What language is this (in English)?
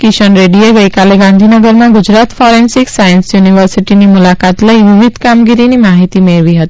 Gujarati